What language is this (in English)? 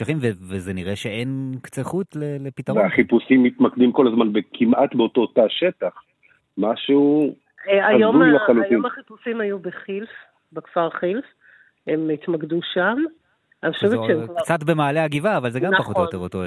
Hebrew